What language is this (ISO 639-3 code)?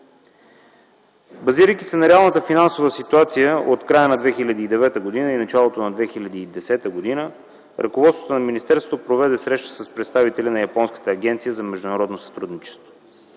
bul